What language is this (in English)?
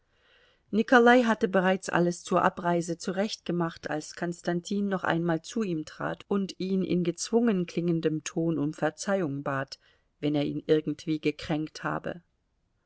German